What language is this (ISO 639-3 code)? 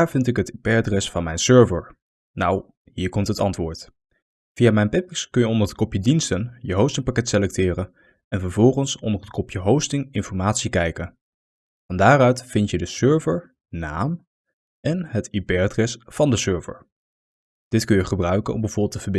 nld